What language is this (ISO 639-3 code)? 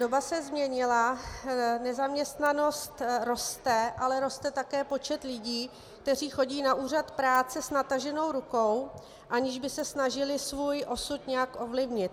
ces